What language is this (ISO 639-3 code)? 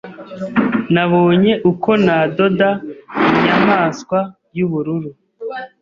kin